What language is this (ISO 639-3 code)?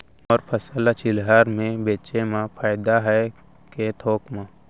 hne